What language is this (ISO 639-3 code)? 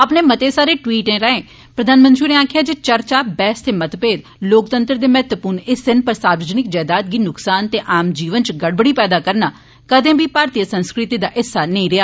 doi